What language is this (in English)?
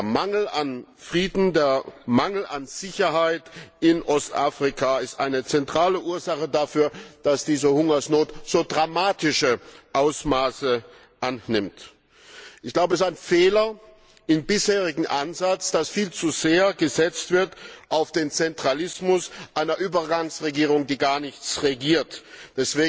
German